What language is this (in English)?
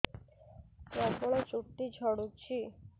Odia